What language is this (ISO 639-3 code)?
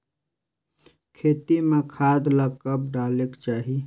hne